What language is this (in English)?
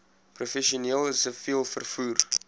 Afrikaans